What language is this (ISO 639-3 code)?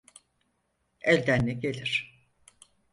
tur